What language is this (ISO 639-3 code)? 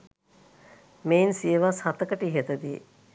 sin